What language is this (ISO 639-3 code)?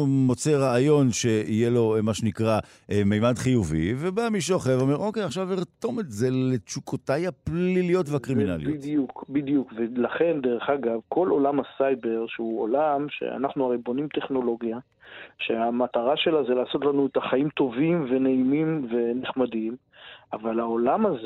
heb